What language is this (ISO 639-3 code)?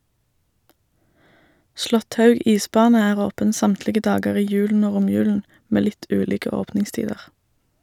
nor